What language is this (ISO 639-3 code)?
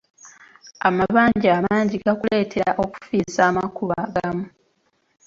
lug